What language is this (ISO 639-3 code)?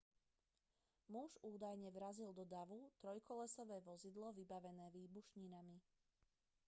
slk